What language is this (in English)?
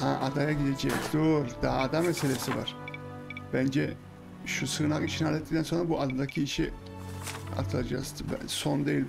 Turkish